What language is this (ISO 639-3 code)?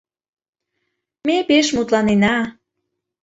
chm